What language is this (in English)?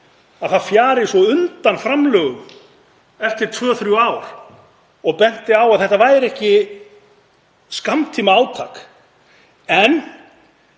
Icelandic